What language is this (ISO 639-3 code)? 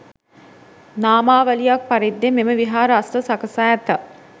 sin